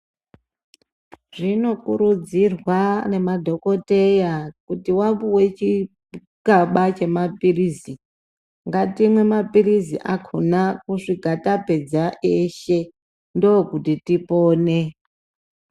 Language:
Ndau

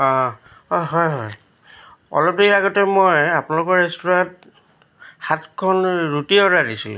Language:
Assamese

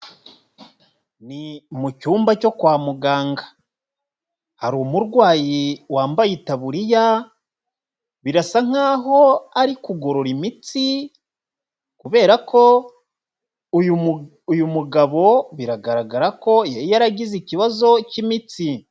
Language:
Kinyarwanda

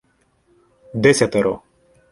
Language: Ukrainian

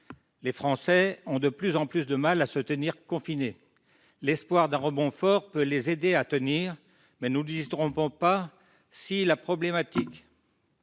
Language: French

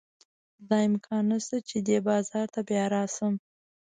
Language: Pashto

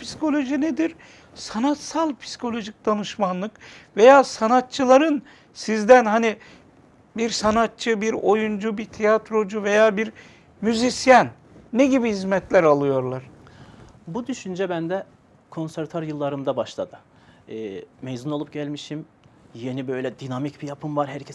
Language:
Turkish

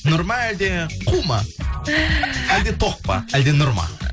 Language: Kazakh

